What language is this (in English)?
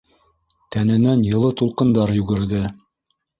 Bashkir